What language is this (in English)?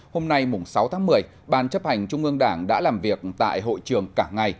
Vietnamese